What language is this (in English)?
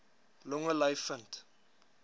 Afrikaans